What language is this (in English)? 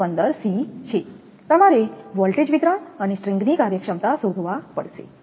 Gujarati